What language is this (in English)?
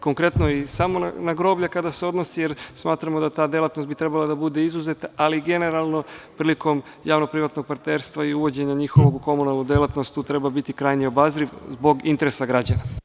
Serbian